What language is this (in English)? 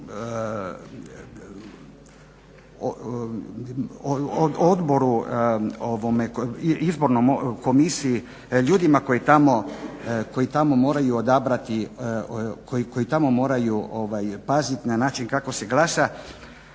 Croatian